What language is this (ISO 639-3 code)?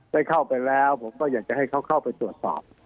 tha